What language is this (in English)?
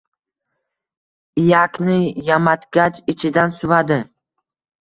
Uzbek